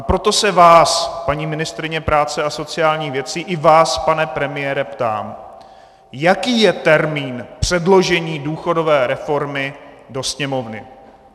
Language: Czech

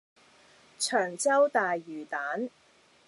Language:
Cantonese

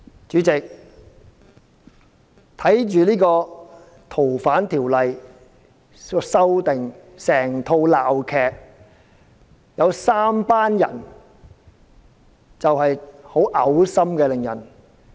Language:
Cantonese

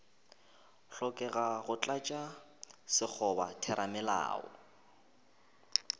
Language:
Northern Sotho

